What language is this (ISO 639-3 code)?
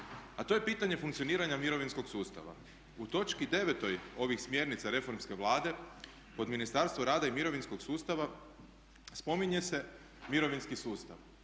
hrv